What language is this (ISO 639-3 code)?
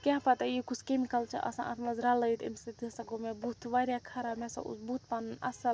kas